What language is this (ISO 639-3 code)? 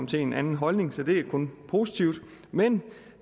dan